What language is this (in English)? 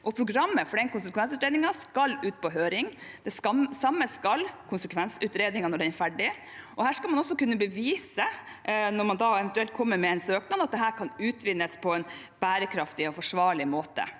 Norwegian